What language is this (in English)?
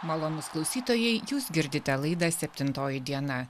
Lithuanian